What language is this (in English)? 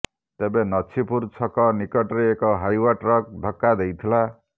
Odia